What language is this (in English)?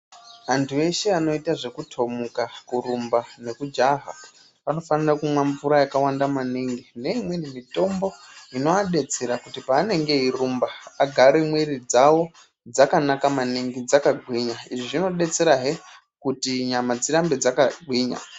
Ndau